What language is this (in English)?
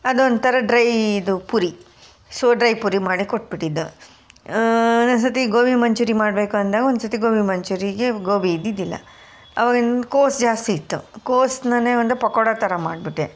Kannada